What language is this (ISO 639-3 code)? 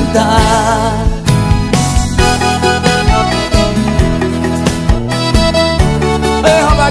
por